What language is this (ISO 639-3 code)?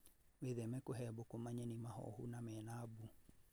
kik